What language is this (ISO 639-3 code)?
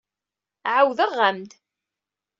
kab